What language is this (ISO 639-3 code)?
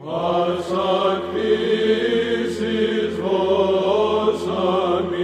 ell